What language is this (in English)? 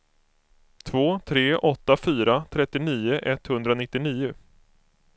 Swedish